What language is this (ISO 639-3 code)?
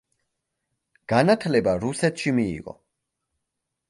kat